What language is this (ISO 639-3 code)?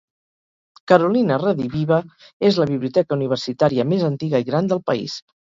cat